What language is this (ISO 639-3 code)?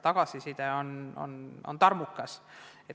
est